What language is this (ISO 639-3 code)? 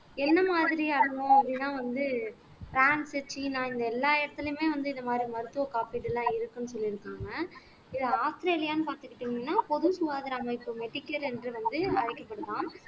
tam